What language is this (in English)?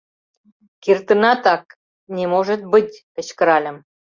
Mari